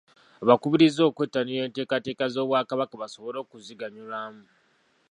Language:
Ganda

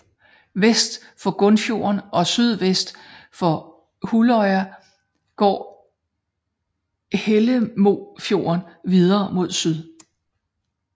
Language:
Danish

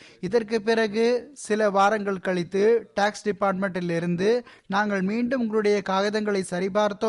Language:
Tamil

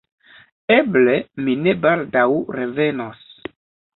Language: Esperanto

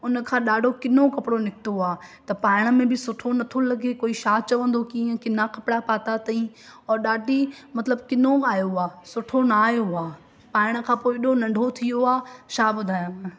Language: Sindhi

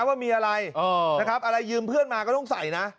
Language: Thai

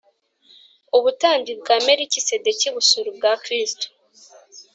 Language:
Kinyarwanda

